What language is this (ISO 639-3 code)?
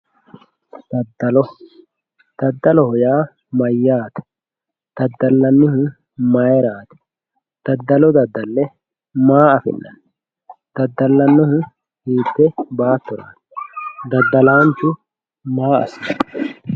sid